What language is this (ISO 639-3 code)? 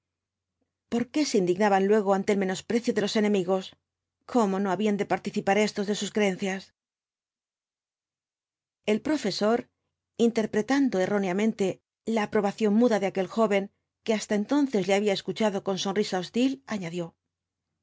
spa